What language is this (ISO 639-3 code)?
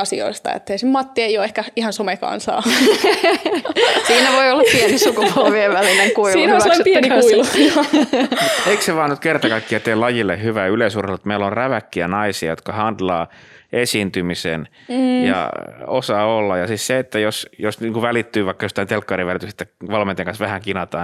fin